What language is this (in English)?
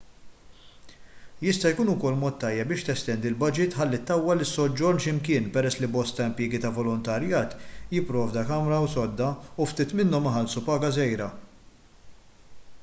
Maltese